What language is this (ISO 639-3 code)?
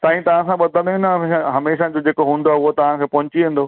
snd